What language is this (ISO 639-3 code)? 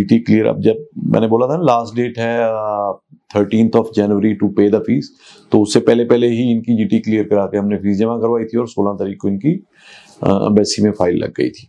hin